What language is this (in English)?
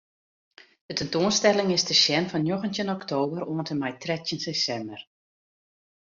Western Frisian